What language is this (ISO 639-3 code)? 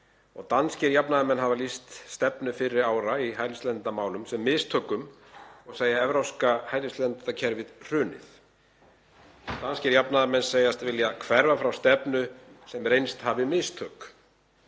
isl